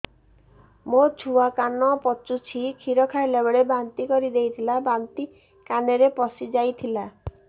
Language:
Odia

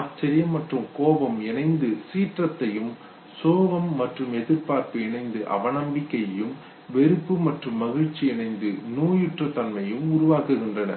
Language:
Tamil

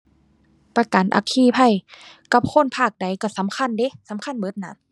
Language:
Thai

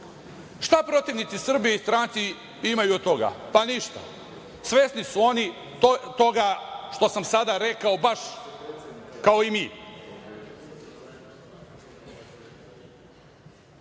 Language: Serbian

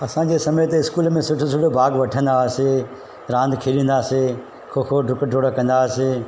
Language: Sindhi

